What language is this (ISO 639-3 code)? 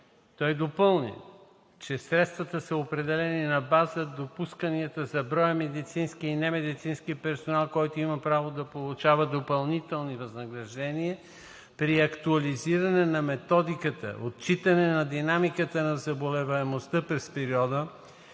bul